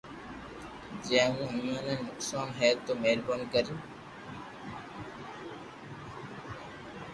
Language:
Loarki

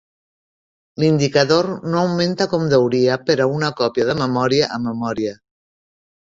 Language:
Catalan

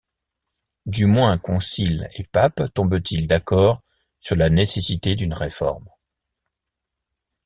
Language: French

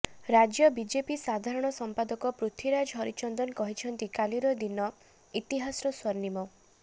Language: Odia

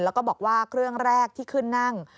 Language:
Thai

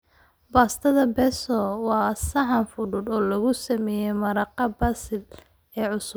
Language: Somali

